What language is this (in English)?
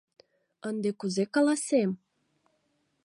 Mari